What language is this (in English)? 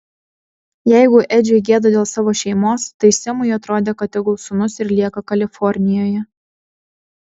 Lithuanian